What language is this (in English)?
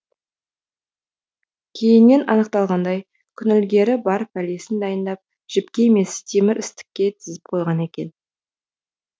Kazakh